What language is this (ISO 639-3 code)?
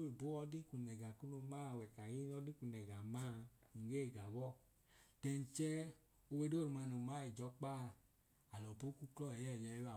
idu